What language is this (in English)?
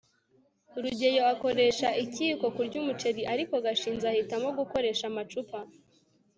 Kinyarwanda